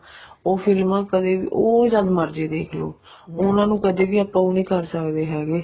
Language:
Punjabi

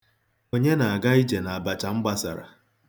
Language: Igbo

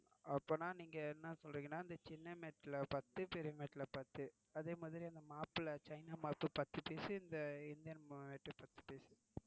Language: Tamil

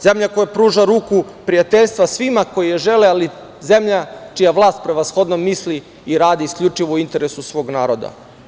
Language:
Serbian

